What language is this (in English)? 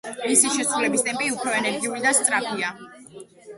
Georgian